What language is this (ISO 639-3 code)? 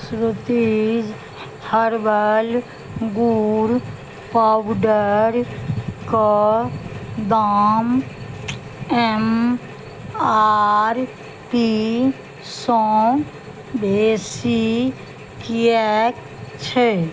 mai